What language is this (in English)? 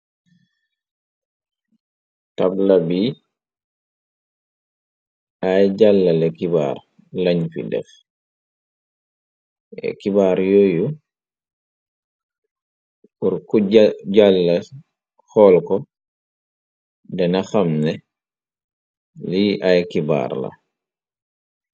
Wolof